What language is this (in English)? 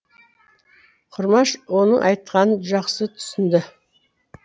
Kazakh